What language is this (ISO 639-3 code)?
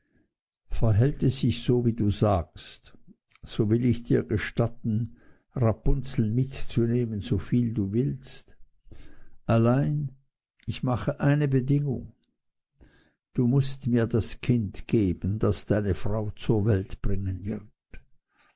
deu